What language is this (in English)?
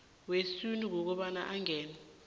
South Ndebele